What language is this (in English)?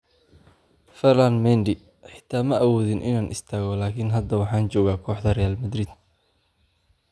Somali